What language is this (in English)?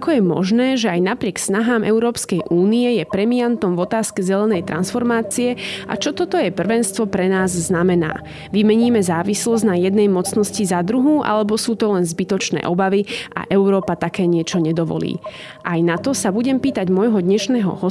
Slovak